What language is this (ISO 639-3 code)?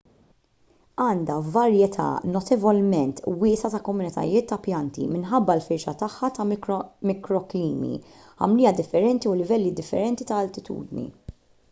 mlt